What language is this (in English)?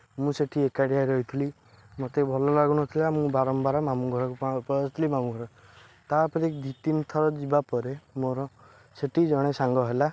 Odia